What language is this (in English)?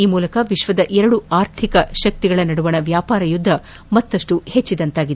Kannada